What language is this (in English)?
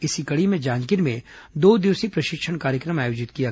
Hindi